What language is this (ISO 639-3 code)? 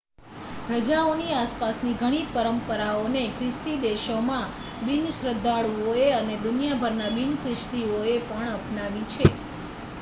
guj